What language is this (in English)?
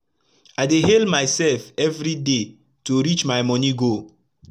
Nigerian Pidgin